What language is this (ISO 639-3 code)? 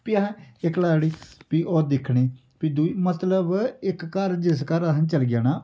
doi